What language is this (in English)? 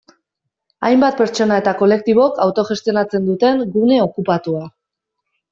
Basque